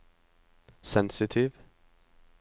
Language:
Norwegian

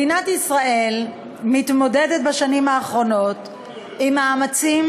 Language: Hebrew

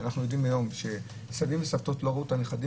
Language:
Hebrew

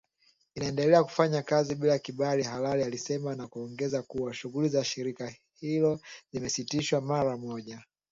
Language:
Swahili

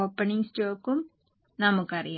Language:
Malayalam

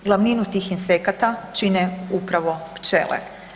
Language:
Croatian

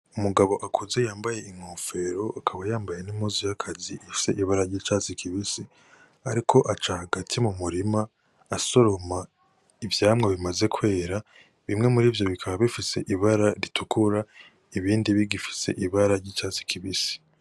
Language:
Rundi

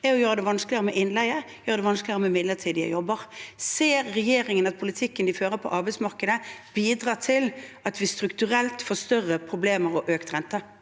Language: Norwegian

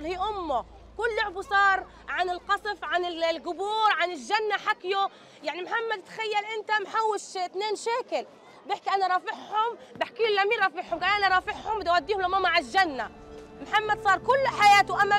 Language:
Arabic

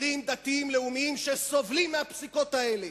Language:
Hebrew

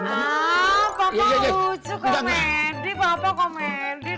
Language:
Indonesian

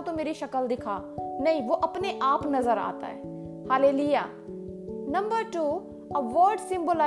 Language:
Hindi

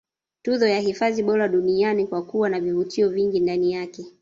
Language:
Swahili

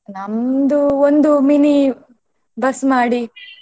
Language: Kannada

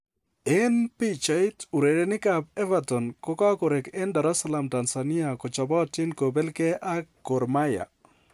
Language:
Kalenjin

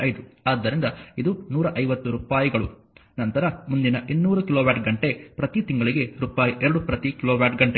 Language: Kannada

